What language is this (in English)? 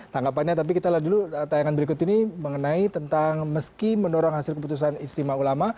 Indonesian